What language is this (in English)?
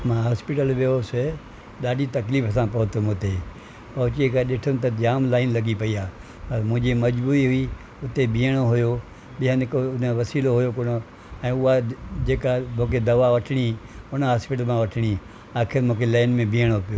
Sindhi